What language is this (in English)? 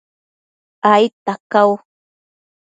Matsés